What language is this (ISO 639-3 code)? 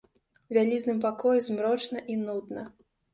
bel